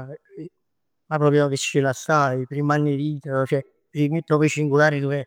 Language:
Neapolitan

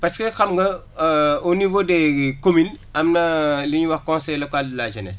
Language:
Wolof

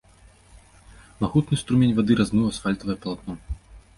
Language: Belarusian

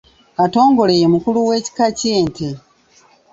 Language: Ganda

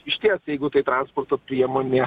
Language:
Lithuanian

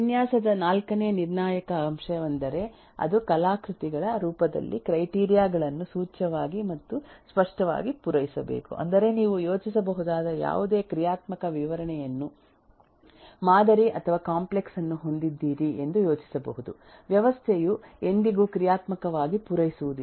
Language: Kannada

